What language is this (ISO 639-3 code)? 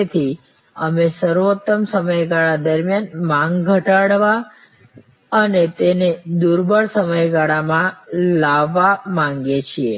guj